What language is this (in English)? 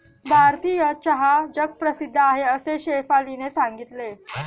Marathi